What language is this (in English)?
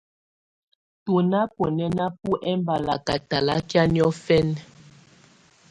Tunen